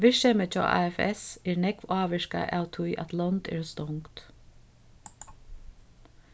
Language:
Faroese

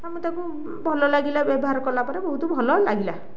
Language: Odia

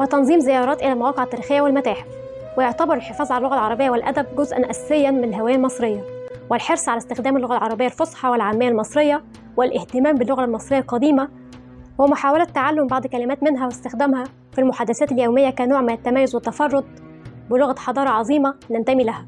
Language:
Arabic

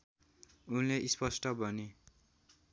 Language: Nepali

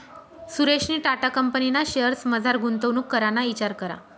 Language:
Marathi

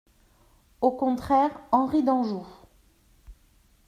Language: French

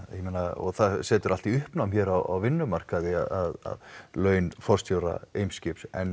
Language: Icelandic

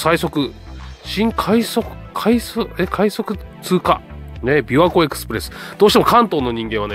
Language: Japanese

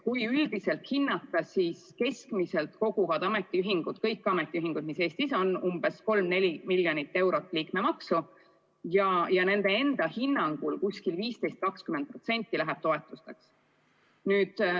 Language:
Estonian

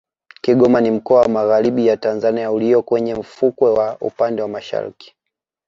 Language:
Swahili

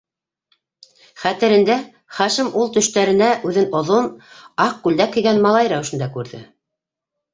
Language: Bashkir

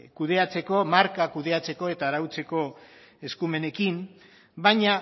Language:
Basque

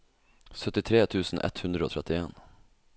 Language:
Norwegian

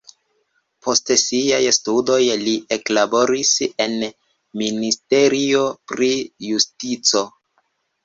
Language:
Esperanto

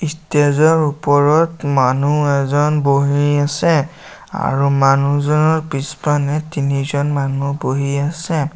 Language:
Assamese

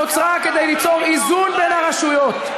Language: Hebrew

